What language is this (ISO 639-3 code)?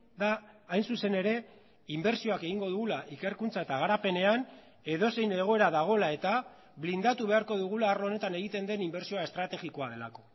eus